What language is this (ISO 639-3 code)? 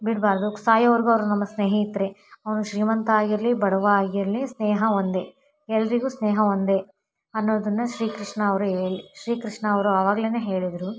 kan